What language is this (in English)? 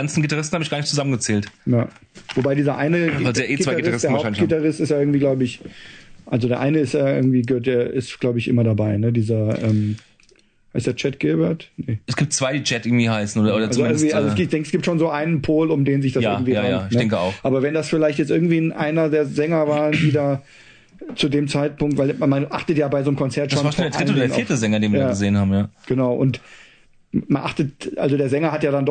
German